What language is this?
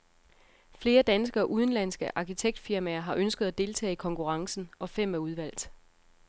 Danish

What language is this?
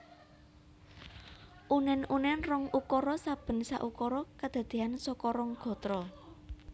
Javanese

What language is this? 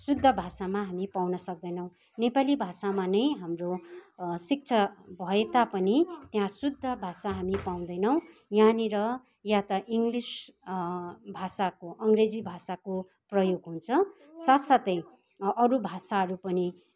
Nepali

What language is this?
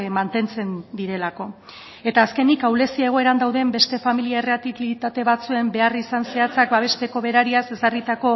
Basque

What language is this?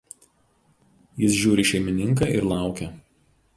Lithuanian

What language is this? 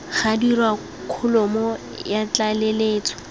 Tswana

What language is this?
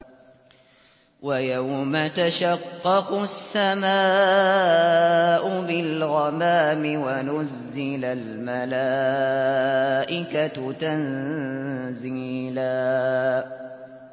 Arabic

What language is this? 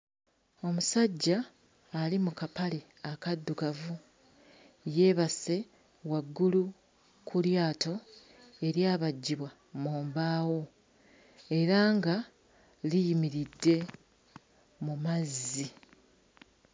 Ganda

